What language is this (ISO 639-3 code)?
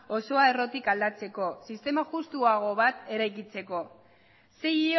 eus